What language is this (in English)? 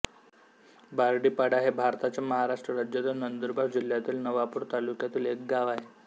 Marathi